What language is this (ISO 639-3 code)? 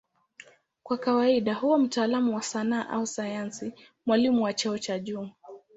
swa